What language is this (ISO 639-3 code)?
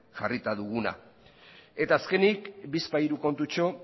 eus